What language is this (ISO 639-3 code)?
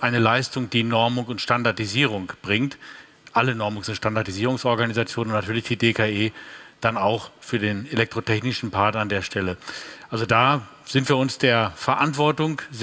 deu